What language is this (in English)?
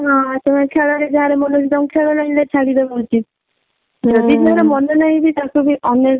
Odia